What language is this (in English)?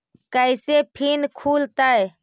Magahi